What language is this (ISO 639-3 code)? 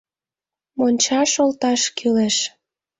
chm